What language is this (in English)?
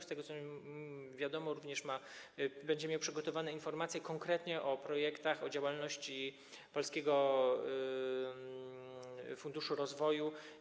Polish